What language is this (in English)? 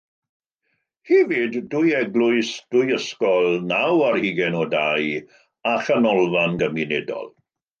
Welsh